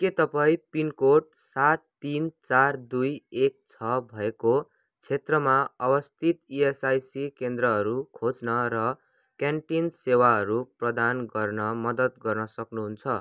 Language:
Nepali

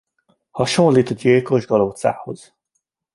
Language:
Hungarian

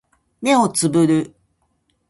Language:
Japanese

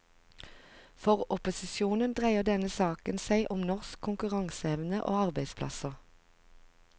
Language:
Norwegian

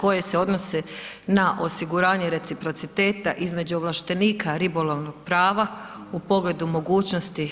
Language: Croatian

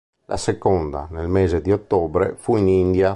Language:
Italian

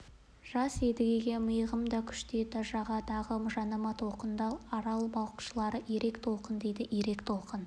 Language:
Kazakh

